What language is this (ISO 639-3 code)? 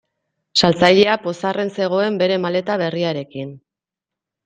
eus